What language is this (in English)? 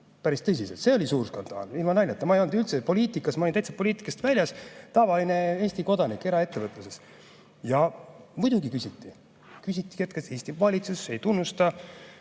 Estonian